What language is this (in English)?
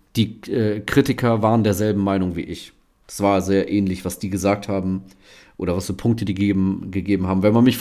German